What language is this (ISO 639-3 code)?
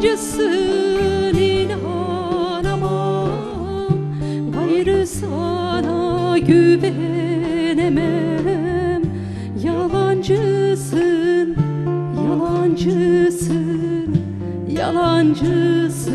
tur